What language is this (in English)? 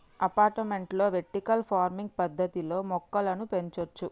Telugu